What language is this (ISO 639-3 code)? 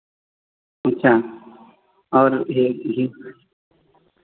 hin